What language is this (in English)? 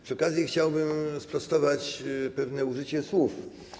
Polish